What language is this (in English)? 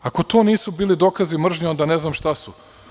Serbian